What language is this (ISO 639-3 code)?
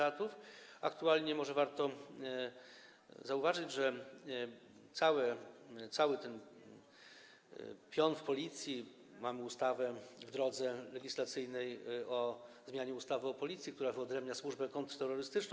pol